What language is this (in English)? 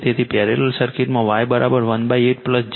Gujarati